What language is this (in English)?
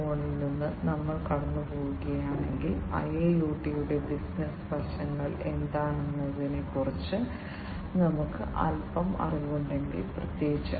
Malayalam